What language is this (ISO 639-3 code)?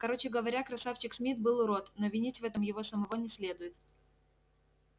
rus